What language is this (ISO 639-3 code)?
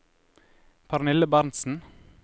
nor